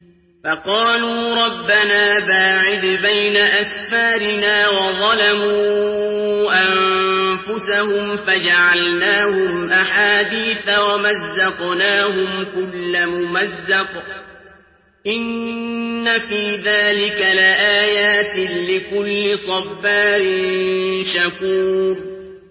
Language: Arabic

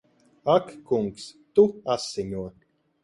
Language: Latvian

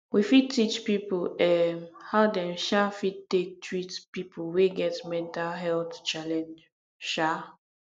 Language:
Nigerian Pidgin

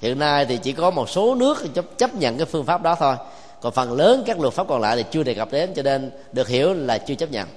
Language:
Vietnamese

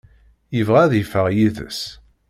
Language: Kabyle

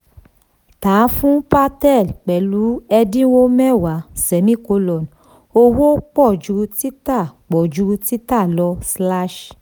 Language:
Yoruba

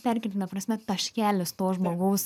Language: Lithuanian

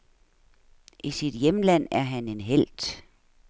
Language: Danish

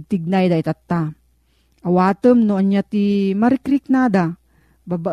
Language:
Filipino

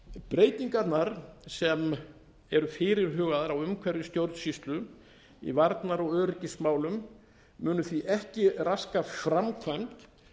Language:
Icelandic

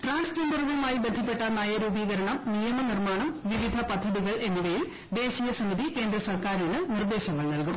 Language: Malayalam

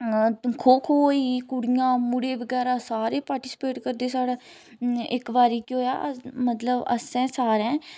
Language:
Dogri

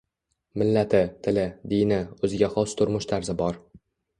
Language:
Uzbek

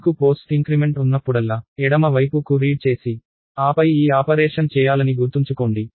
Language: Telugu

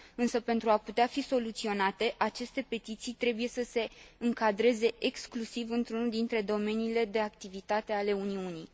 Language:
Romanian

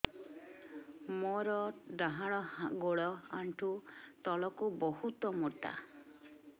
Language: Odia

